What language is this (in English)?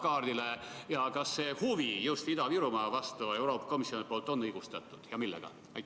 Estonian